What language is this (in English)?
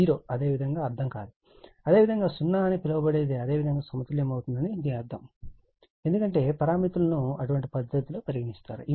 Telugu